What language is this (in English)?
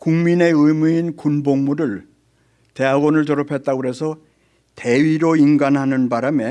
Korean